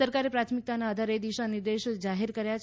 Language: Gujarati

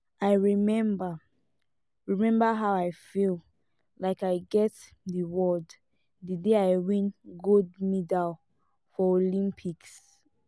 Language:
Nigerian Pidgin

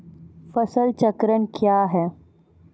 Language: Maithili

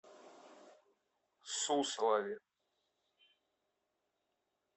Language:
Russian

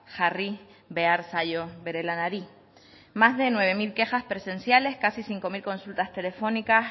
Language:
Spanish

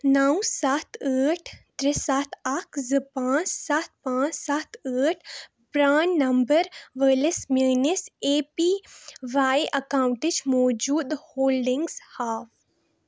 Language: Kashmiri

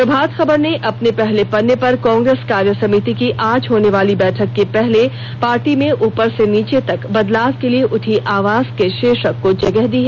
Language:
Hindi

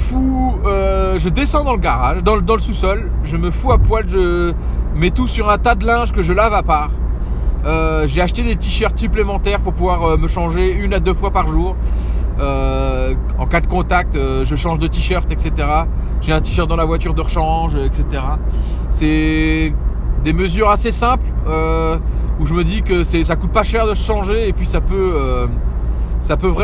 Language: French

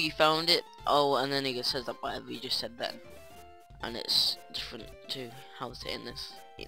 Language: English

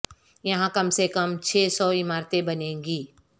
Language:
Urdu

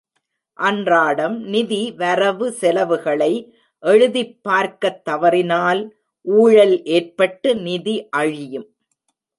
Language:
Tamil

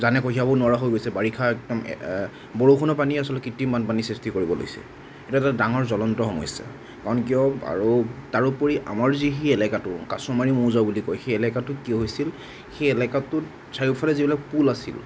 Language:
Assamese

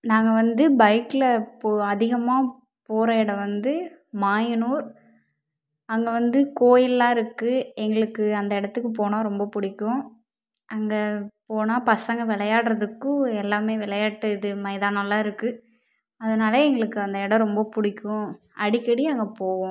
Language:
Tamil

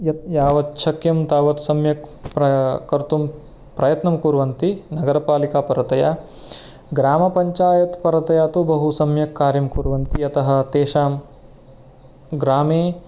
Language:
Sanskrit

